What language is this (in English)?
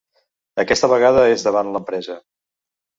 Catalan